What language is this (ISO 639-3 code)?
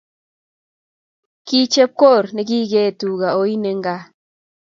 kln